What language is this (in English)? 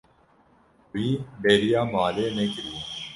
Kurdish